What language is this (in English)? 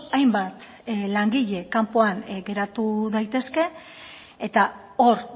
Basque